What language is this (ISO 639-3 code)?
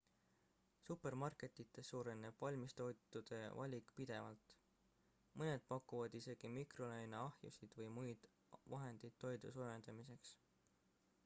est